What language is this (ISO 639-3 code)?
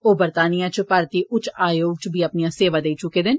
doi